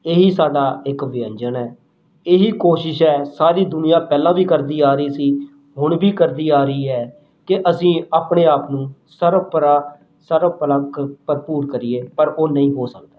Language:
Punjabi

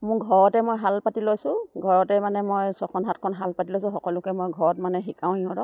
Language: Assamese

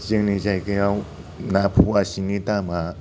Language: Bodo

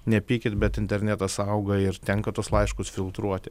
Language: Lithuanian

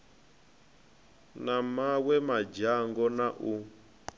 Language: Venda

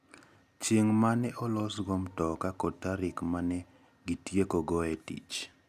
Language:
Luo (Kenya and Tanzania)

